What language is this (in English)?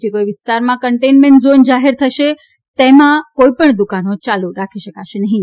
Gujarati